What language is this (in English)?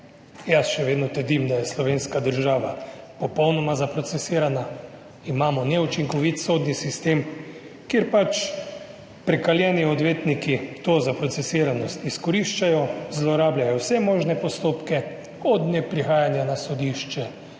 Slovenian